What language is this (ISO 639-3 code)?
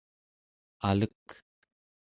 esu